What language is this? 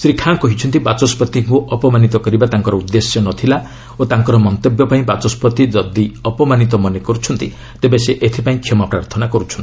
Odia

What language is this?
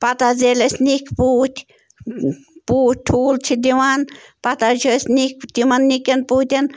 Kashmiri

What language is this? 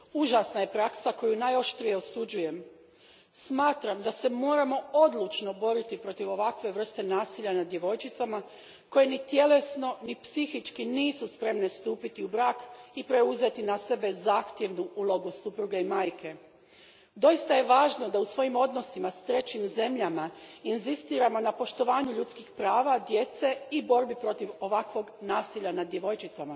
Croatian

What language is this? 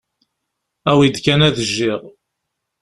Kabyle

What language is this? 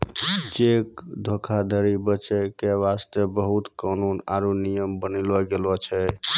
Maithili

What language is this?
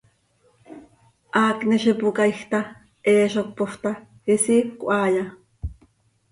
Seri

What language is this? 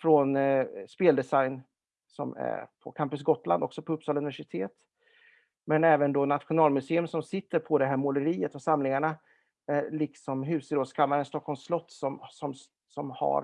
Swedish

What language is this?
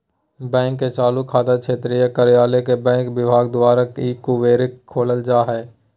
Magahi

